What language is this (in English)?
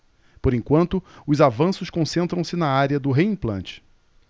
Portuguese